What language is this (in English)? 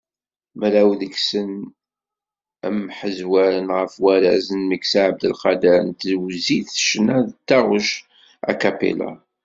Kabyle